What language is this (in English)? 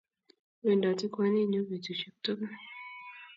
Kalenjin